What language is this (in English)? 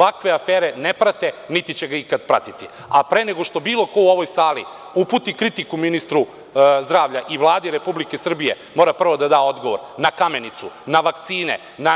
Serbian